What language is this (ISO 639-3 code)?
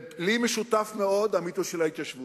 heb